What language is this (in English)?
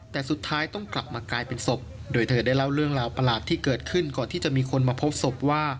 Thai